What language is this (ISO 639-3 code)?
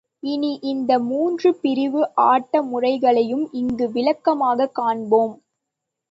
tam